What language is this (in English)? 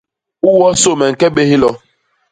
Basaa